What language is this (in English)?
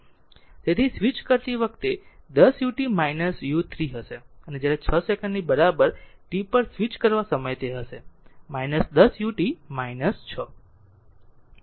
Gujarati